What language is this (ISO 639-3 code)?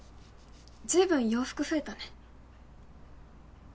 jpn